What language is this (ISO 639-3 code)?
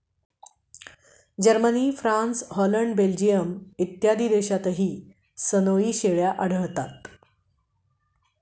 mar